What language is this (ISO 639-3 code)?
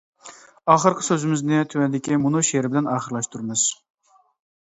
uig